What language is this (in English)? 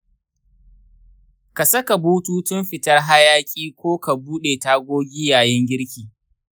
Hausa